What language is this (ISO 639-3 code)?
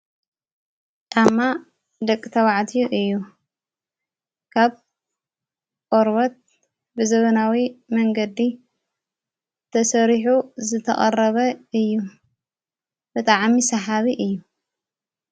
tir